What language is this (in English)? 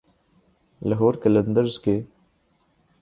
Urdu